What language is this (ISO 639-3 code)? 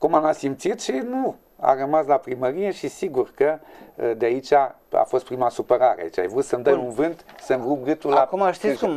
ron